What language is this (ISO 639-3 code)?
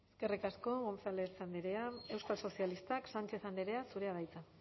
eus